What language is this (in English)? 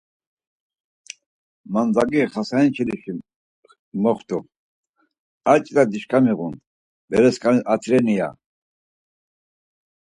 Laz